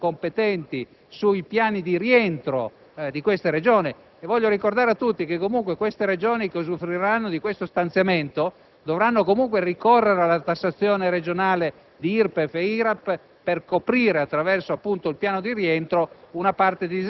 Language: Italian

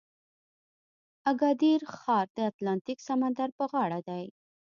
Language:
Pashto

